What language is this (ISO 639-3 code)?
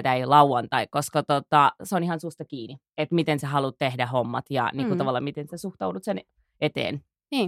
fin